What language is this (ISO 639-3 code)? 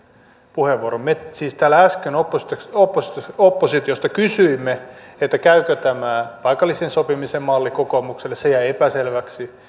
fin